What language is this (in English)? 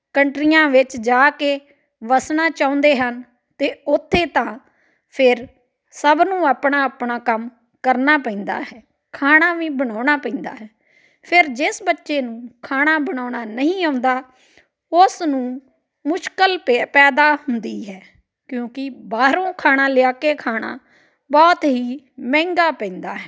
Punjabi